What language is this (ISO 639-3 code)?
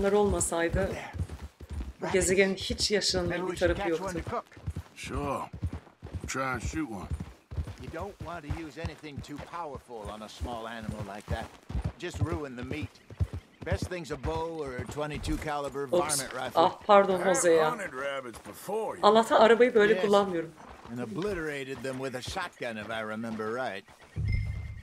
tur